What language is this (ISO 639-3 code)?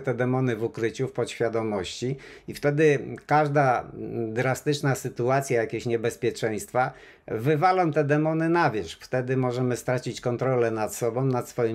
pol